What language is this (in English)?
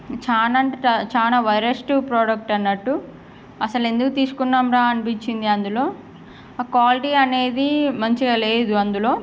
Telugu